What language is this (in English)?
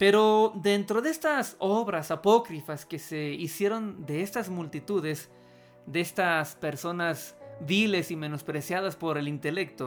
Spanish